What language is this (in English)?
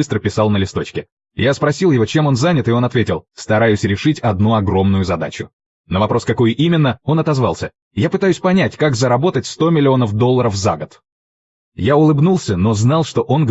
Russian